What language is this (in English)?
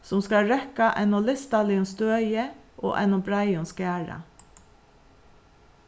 Faroese